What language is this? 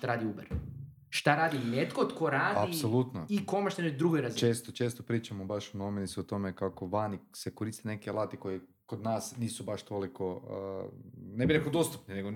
Croatian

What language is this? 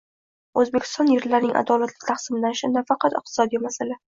Uzbek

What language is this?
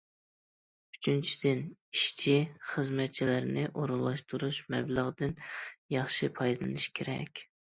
Uyghur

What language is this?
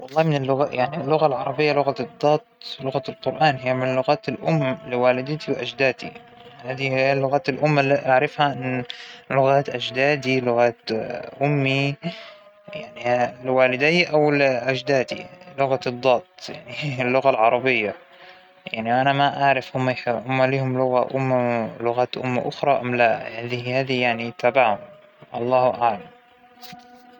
Hijazi Arabic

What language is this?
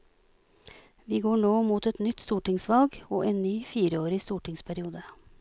Norwegian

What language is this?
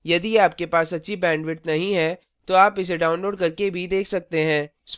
Hindi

